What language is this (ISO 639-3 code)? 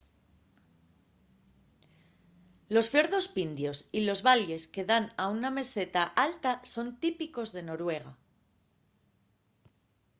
ast